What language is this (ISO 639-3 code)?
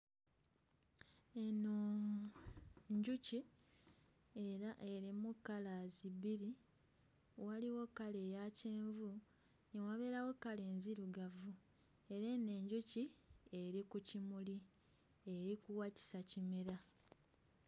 lug